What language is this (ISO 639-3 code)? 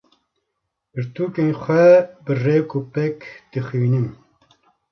kur